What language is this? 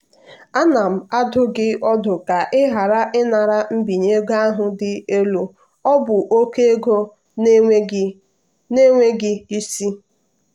Igbo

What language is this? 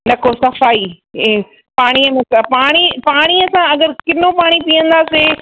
Sindhi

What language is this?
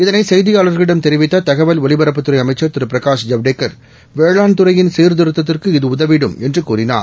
Tamil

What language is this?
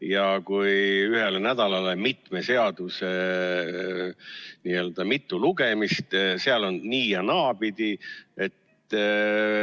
Estonian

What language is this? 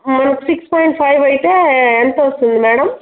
Telugu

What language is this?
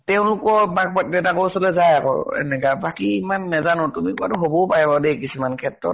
Assamese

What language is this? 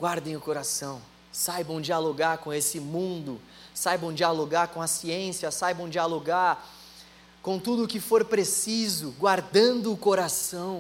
Portuguese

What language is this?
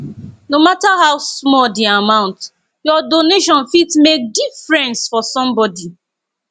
Nigerian Pidgin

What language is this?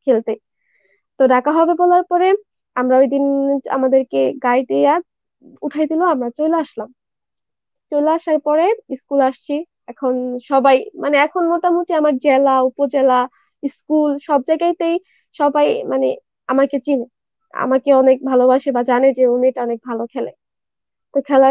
Japanese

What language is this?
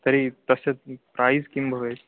Sanskrit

